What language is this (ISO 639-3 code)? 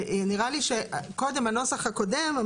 heb